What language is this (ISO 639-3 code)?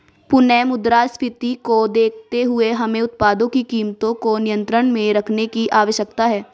hin